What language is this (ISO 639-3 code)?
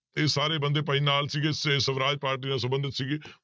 pan